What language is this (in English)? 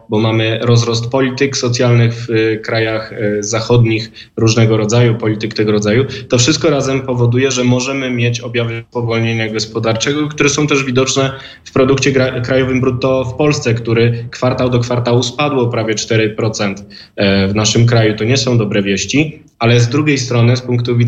Polish